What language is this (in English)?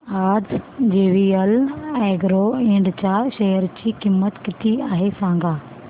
Marathi